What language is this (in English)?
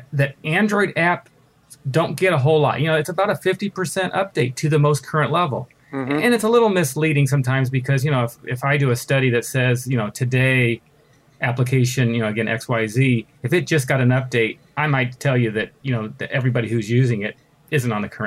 English